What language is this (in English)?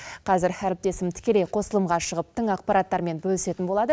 Kazakh